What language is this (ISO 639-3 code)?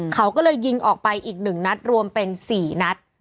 tha